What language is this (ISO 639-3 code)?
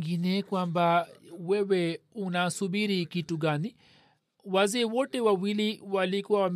swa